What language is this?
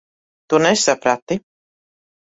Latvian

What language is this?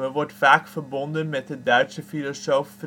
Dutch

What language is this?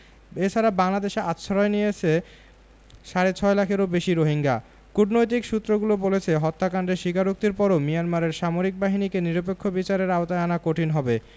Bangla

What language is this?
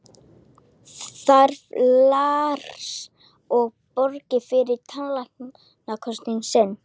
Icelandic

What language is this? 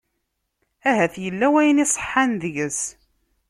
Kabyle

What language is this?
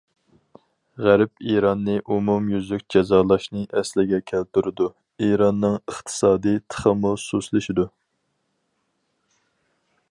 Uyghur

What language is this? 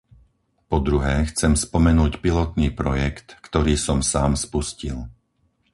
Slovak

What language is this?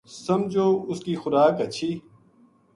Gujari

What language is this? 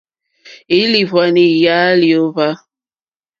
Mokpwe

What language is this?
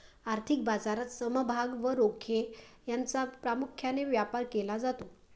Marathi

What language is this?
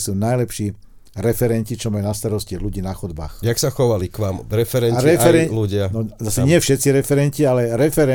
Slovak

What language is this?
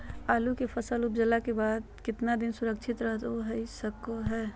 Magahi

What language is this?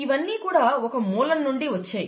Telugu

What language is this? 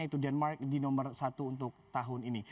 Indonesian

